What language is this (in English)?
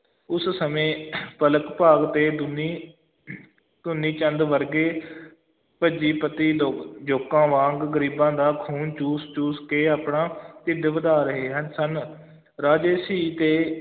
Punjabi